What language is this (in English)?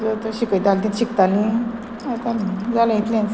Konkani